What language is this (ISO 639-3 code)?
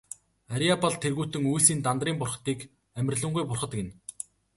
mon